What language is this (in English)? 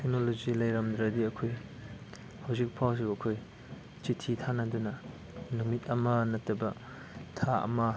Manipuri